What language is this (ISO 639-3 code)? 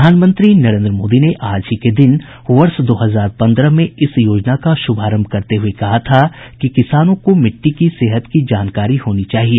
hin